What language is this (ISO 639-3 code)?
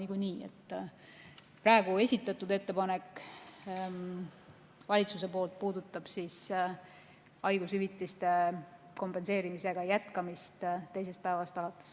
est